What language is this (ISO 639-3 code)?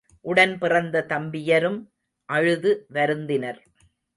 tam